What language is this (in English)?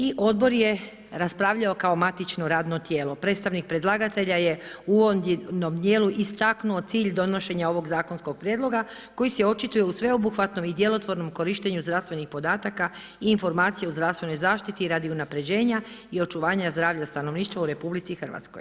Croatian